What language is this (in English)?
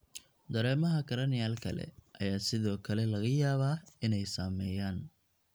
Somali